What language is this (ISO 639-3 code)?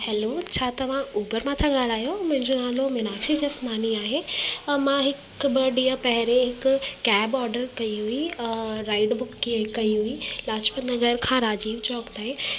snd